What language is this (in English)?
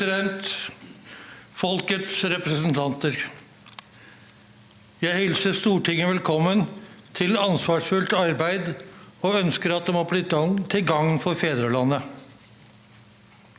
Norwegian